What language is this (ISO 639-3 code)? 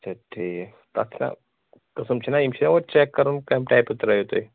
kas